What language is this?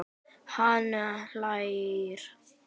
Icelandic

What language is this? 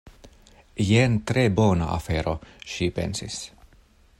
Esperanto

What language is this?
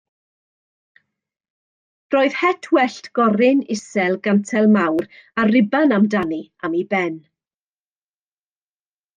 Welsh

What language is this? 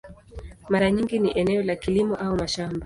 Swahili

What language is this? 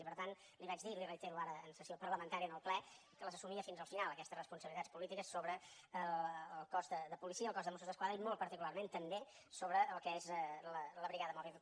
Catalan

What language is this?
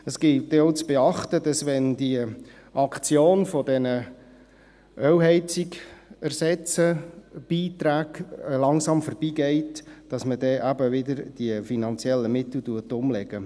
Swiss German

